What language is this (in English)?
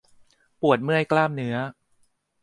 Thai